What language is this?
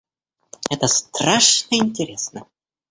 Russian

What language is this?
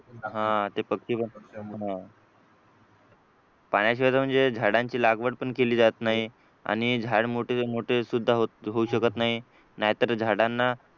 Marathi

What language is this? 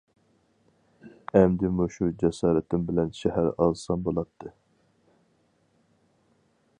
Uyghur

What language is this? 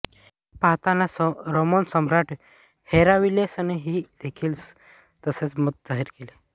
Marathi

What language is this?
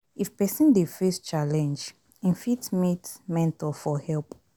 Nigerian Pidgin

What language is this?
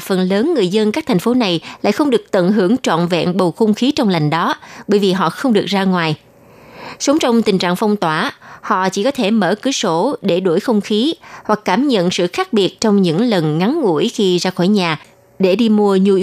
Vietnamese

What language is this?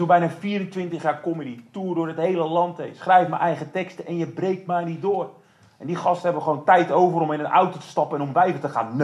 Dutch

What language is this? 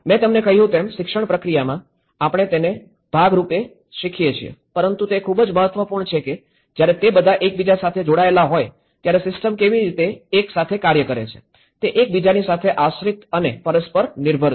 Gujarati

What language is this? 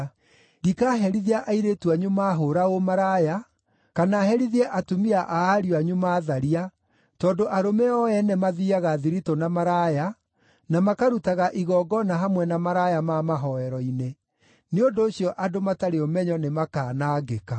Kikuyu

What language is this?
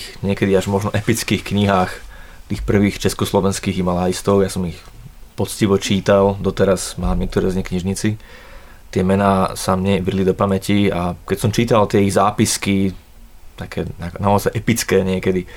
Slovak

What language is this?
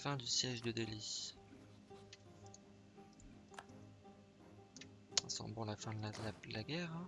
French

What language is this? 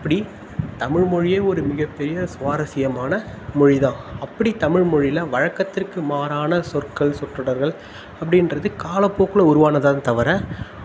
Tamil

